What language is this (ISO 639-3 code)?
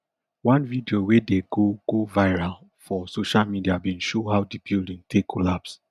pcm